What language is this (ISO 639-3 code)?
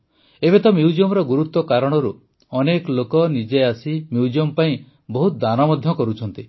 ori